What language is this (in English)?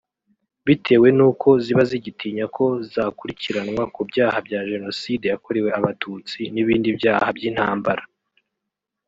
Kinyarwanda